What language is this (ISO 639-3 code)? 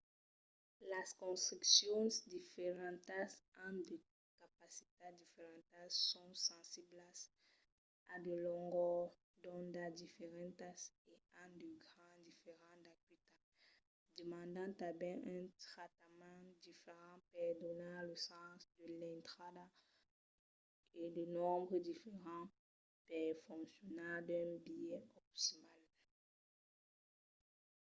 oci